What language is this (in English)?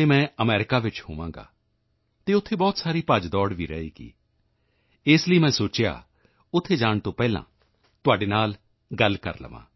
Punjabi